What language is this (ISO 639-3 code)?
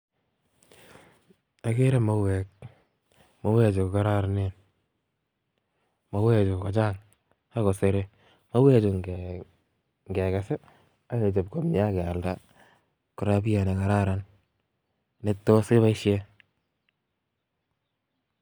kln